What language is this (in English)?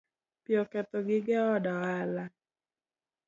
Luo (Kenya and Tanzania)